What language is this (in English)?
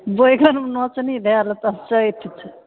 Maithili